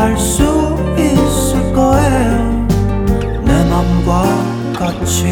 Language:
Korean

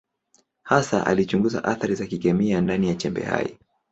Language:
Swahili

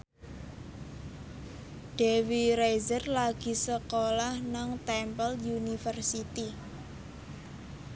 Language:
Javanese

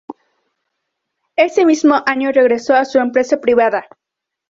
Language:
Spanish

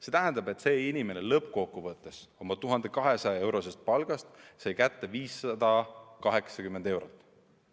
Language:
Estonian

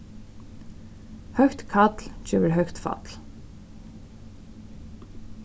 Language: Faroese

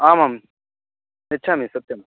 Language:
Sanskrit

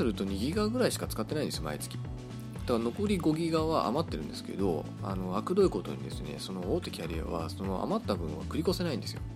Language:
Japanese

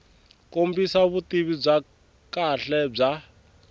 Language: Tsonga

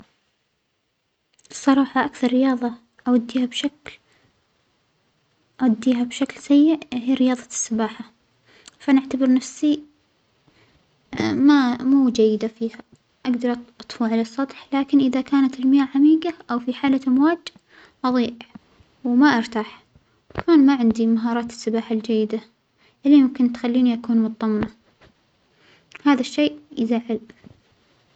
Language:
Omani Arabic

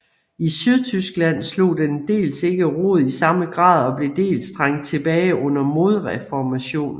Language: Danish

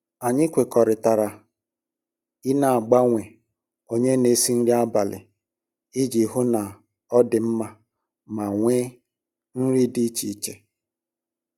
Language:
Igbo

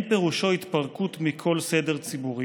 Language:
Hebrew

